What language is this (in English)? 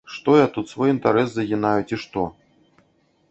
Belarusian